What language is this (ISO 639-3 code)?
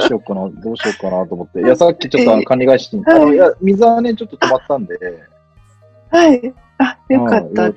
jpn